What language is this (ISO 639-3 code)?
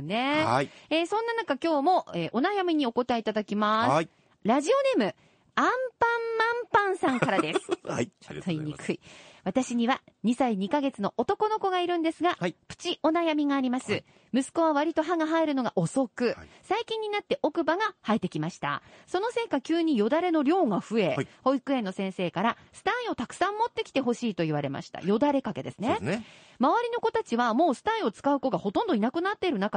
jpn